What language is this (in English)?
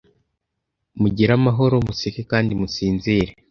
Kinyarwanda